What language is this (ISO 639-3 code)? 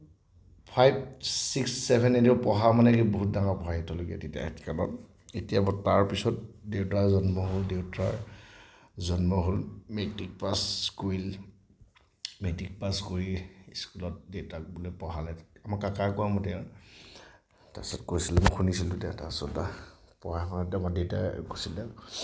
asm